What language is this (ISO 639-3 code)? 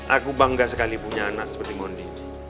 ind